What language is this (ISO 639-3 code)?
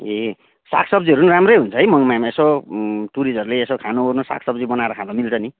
nep